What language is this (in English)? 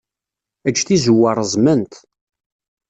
Kabyle